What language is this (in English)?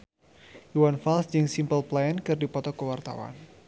Sundanese